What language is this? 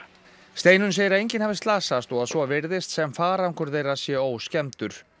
Icelandic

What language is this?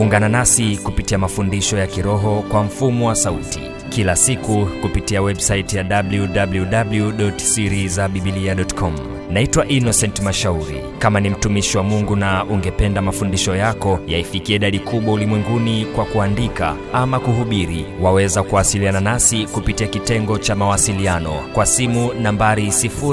Swahili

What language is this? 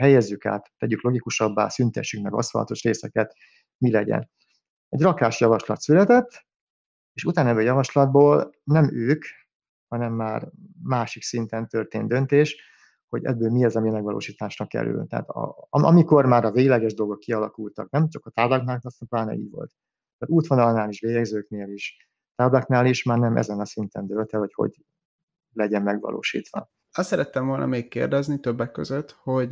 Hungarian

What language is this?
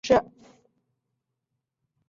Chinese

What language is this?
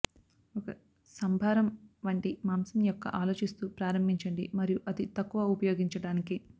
Telugu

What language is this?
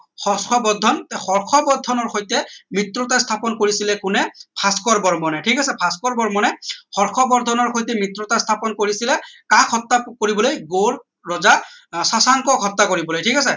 Assamese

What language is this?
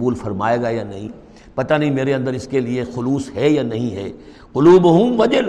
Urdu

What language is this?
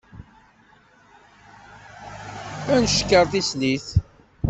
Kabyle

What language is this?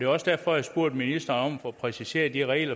Danish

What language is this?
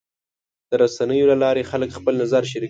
Pashto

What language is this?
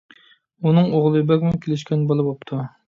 Uyghur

